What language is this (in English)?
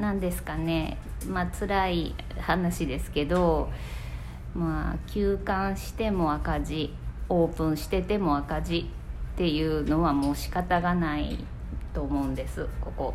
Japanese